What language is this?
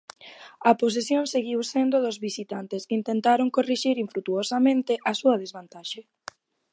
Galician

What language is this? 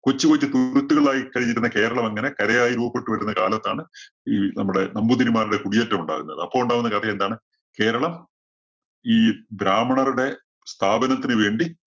Malayalam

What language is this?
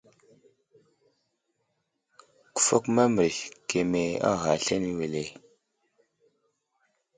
Wuzlam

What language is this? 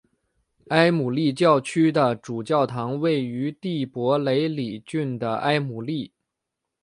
Chinese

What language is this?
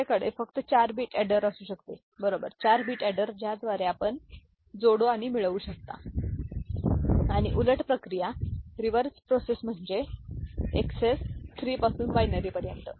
Marathi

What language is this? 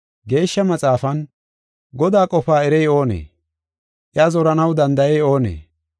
Gofa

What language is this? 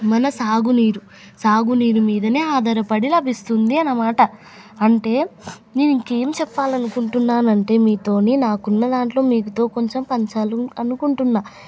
Telugu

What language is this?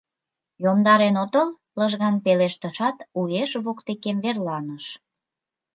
Mari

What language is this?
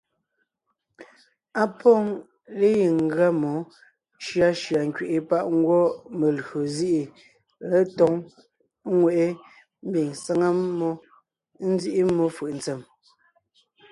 Ngiemboon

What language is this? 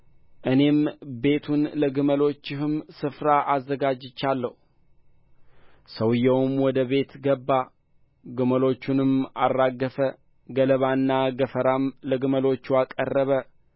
Amharic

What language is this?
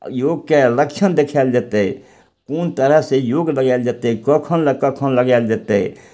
Maithili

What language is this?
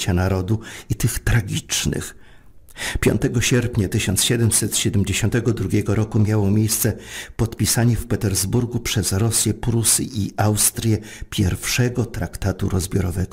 Polish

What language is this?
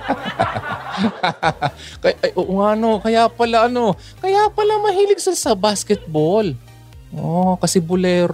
Filipino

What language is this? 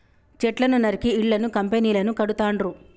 Telugu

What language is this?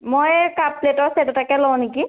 Assamese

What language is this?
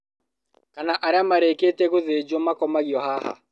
Kikuyu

